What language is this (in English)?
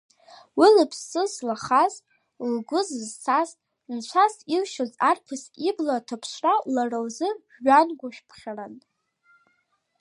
Abkhazian